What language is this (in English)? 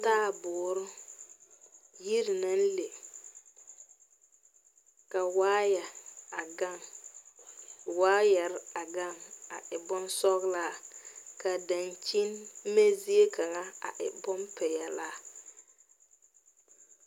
Southern Dagaare